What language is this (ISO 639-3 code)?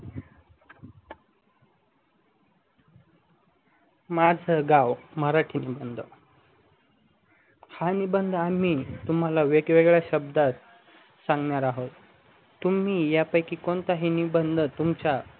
mar